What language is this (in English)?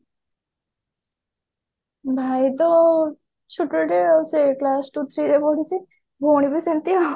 Odia